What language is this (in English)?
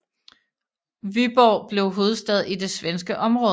Danish